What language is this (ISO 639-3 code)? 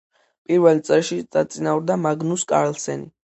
kat